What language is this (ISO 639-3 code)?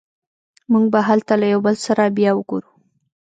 pus